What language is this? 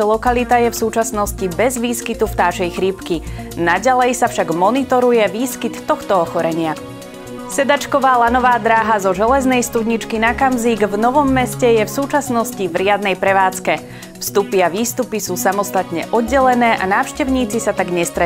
Slovak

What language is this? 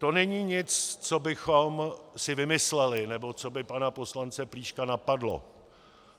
Czech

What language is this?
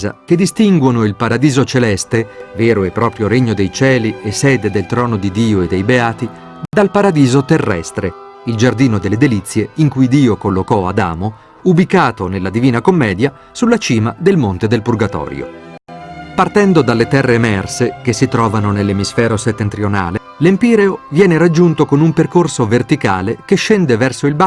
Italian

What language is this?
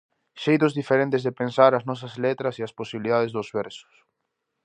Galician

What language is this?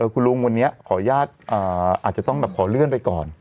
Thai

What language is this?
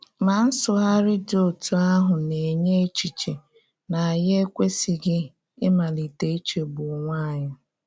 Igbo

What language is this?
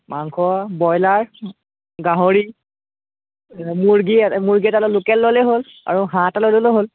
Assamese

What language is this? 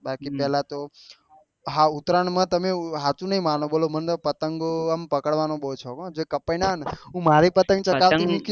Gujarati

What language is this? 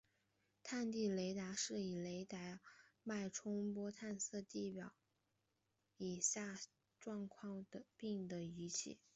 Chinese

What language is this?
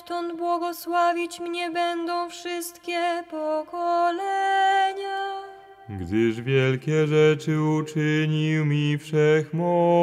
Polish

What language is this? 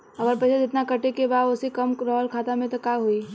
Bhojpuri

